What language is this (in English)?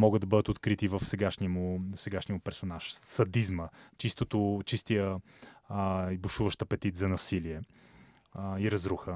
Bulgarian